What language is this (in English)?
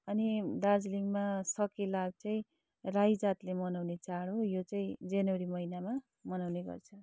Nepali